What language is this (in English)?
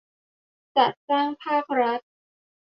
Thai